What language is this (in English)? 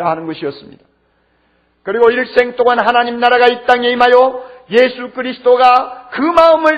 Korean